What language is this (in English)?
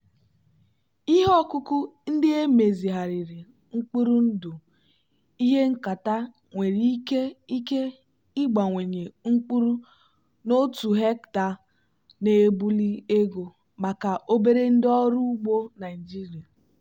Igbo